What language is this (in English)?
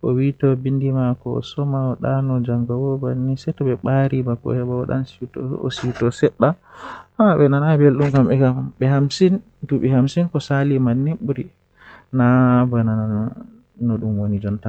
Western Niger Fulfulde